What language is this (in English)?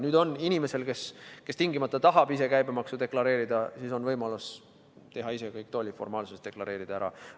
Estonian